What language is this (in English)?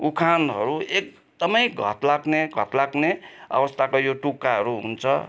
Nepali